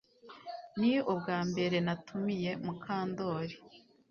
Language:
Kinyarwanda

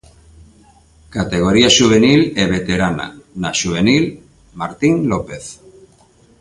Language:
Galician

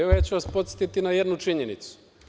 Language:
Serbian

